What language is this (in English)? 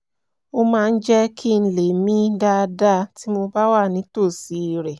Yoruba